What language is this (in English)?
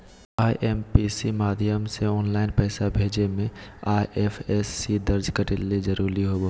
Magahi